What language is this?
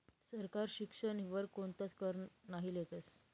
Marathi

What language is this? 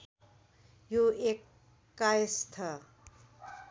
Nepali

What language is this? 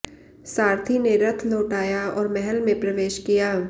Hindi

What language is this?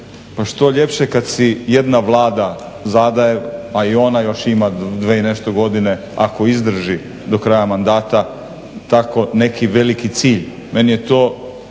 Croatian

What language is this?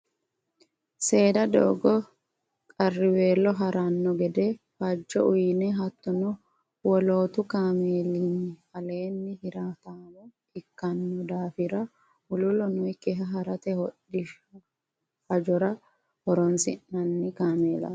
Sidamo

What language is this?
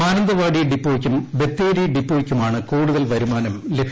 Malayalam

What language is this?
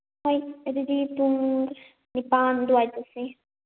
Manipuri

